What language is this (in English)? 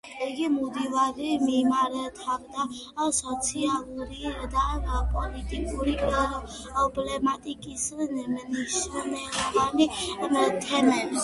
Georgian